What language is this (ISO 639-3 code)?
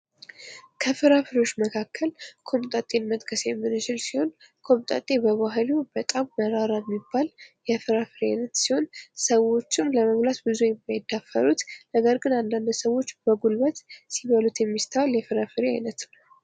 amh